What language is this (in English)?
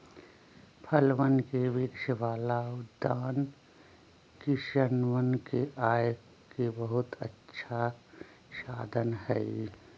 Magahi